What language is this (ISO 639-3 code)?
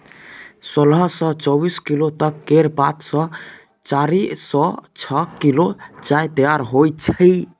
mai